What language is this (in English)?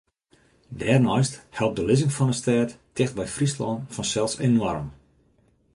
Western Frisian